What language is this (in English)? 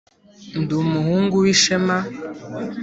Kinyarwanda